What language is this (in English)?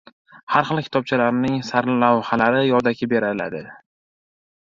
Uzbek